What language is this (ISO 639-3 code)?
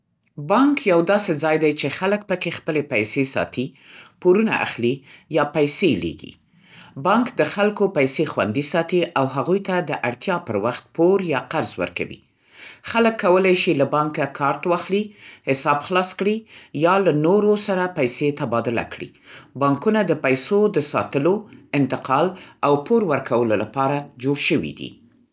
pst